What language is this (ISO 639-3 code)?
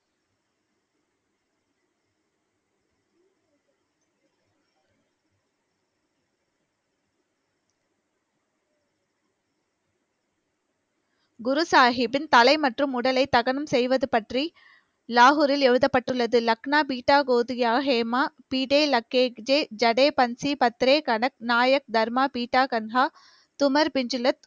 tam